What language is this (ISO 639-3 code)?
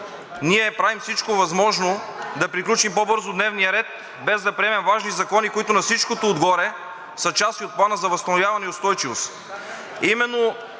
bul